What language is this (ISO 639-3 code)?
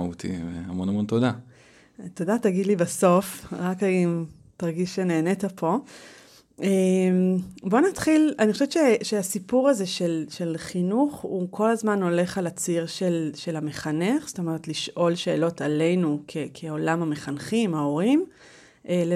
heb